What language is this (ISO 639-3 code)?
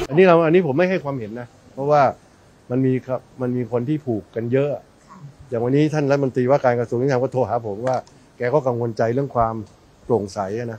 tha